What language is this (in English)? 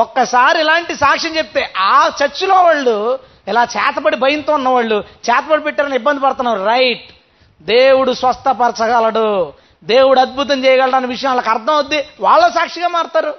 Telugu